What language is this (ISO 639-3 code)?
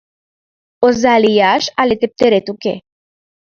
chm